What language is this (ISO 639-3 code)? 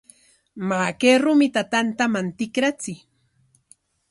qwa